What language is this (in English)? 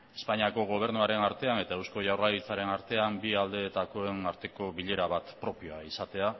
Basque